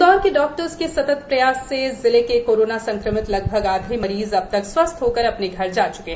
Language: Hindi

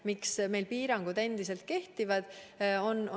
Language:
Estonian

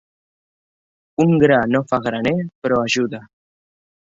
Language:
Catalan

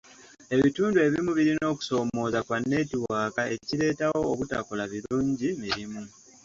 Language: Ganda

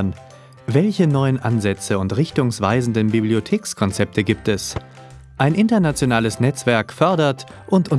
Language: German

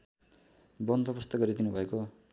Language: Nepali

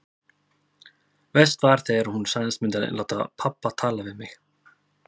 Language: Icelandic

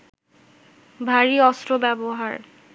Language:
Bangla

